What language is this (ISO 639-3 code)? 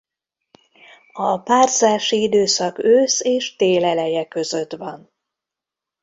hun